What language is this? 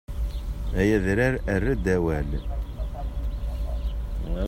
Kabyle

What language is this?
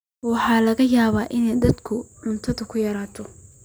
Somali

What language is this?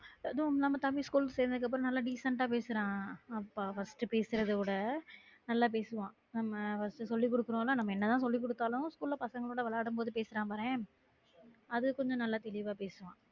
Tamil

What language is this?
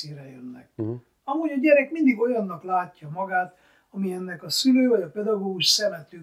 Hungarian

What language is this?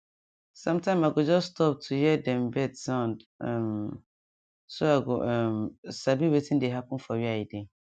Nigerian Pidgin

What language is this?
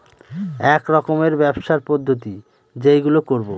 Bangla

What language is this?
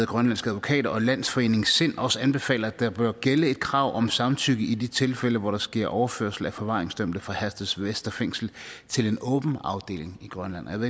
Danish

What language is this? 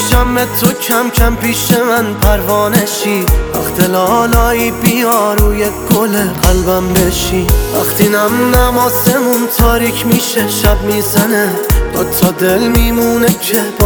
Persian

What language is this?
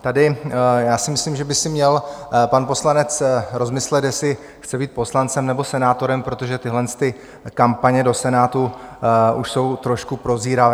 Czech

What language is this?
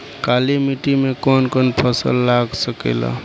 Bhojpuri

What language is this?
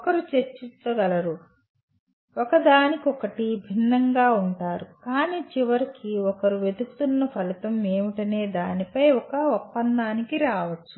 Telugu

